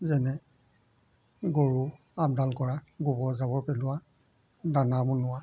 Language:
Assamese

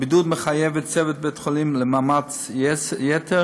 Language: Hebrew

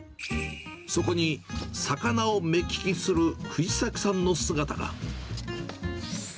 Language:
Japanese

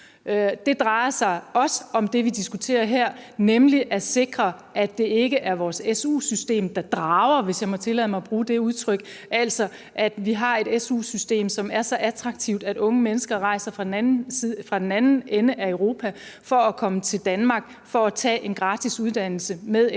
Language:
Danish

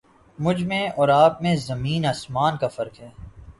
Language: Urdu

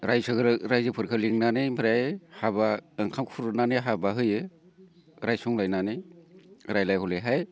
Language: Bodo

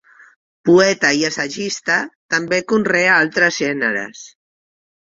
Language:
Catalan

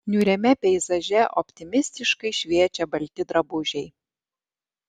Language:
Lithuanian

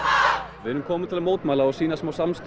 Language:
Icelandic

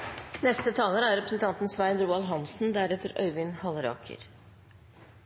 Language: Norwegian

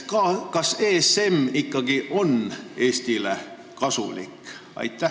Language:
Estonian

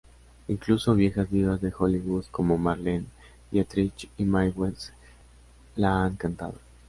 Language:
Spanish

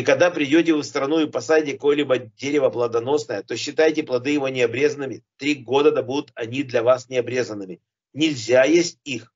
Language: Russian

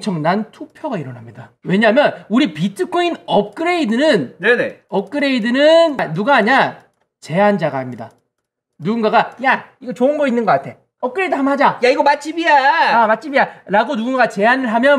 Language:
Korean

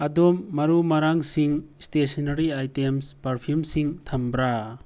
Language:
Manipuri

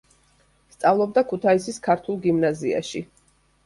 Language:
Georgian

